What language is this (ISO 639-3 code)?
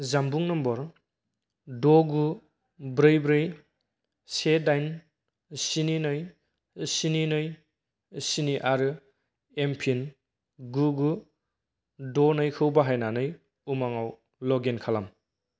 brx